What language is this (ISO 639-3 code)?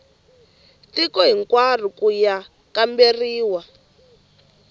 tso